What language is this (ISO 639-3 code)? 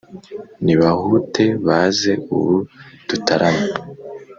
kin